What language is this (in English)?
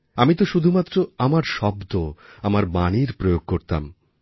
Bangla